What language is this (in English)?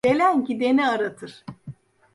Turkish